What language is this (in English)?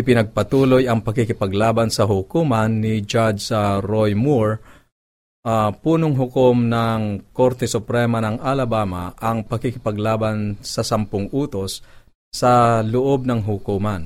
Filipino